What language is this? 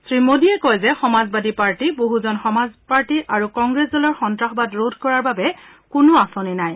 Assamese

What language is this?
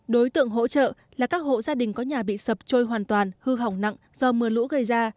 Vietnamese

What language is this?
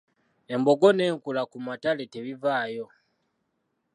Ganda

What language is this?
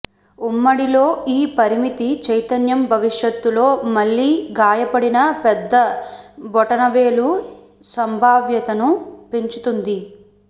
Telugu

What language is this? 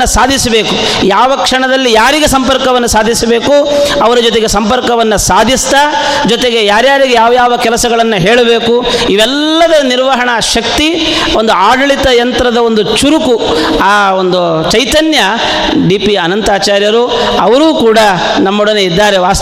Kannada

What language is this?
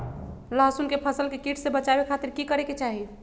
Magahi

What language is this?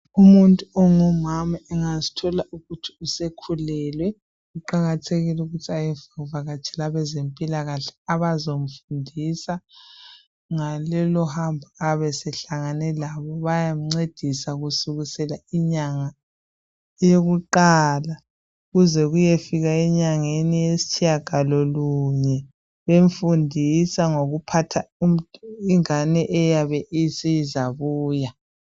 North Ndebele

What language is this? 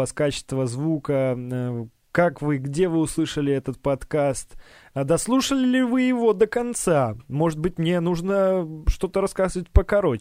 Russian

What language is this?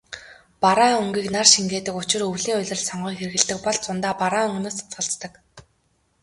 Mongolian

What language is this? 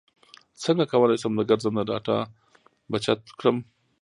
Pashto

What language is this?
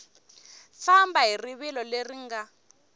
Tsonga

